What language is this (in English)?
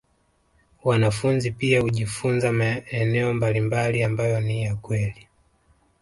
Swahili